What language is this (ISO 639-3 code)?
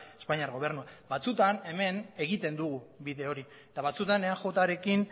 eus